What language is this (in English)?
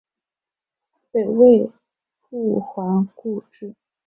Chinese